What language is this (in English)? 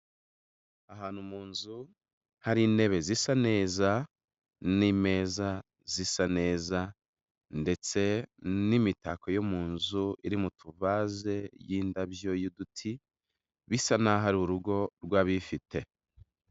Kinyarwanda